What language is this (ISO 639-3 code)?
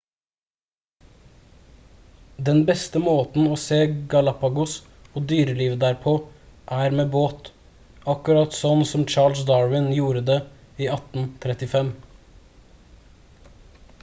nob